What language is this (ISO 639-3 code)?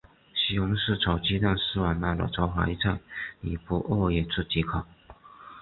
zho